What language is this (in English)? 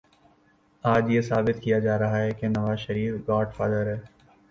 Urdu